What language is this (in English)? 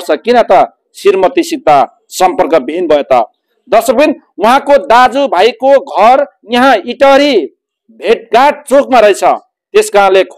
Indonesian